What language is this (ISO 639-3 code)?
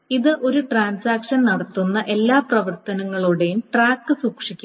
mal